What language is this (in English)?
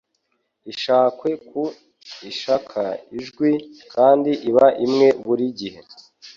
Kinyarwanda